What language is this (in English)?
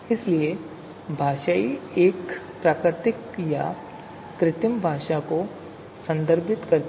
Hindi